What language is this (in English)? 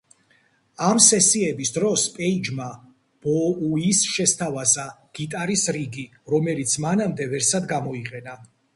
Georgian